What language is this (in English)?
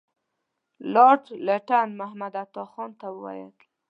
Pashto